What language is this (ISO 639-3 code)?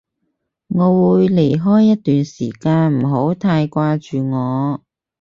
yue